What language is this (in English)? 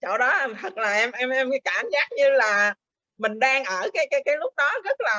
Vietnamese